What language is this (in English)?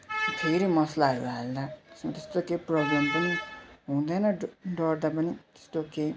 Nepali